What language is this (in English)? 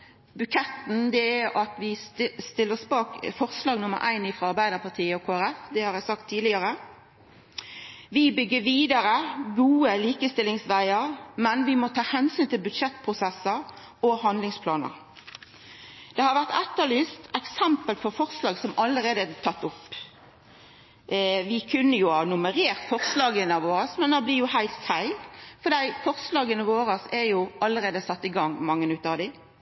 Norwegian Nynorsk